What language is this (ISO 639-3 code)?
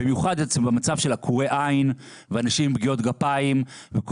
heb